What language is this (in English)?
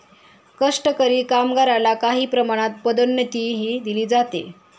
Marathi